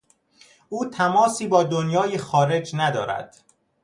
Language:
Persian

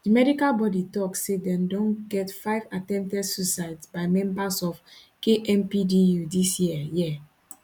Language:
Nigerian Pidgin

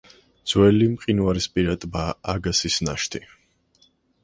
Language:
Georgian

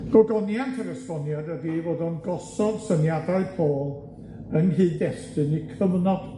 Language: Welsh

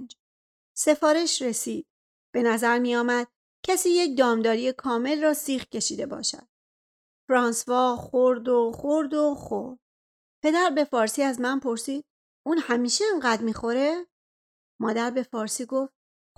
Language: Persian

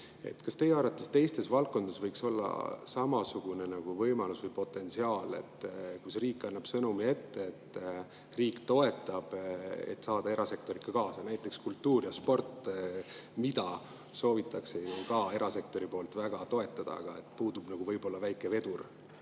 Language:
Estonian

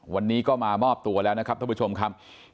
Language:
Thai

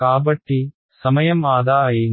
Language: Telugu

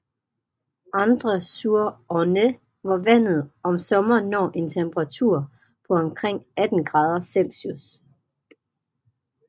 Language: Danish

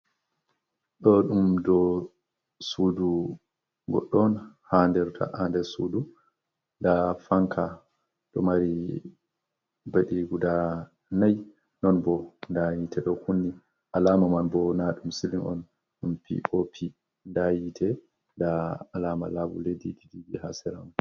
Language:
Fula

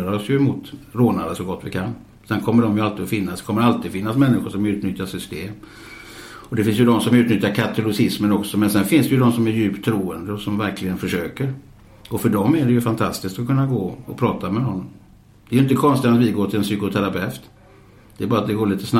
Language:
Swedish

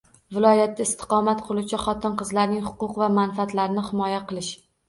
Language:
Uzbek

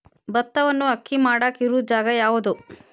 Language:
Kannada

